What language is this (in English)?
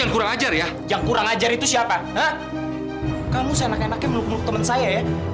Indonesian